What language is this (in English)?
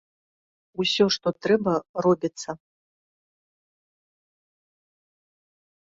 Belarusian